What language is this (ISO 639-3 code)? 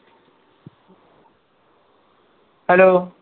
pan